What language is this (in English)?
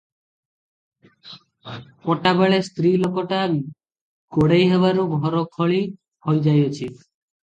Odia